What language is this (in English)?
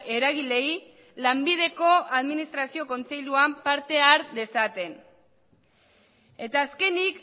Basque